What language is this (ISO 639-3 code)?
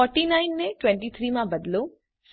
guj